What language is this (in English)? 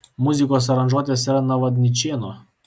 Lithuanian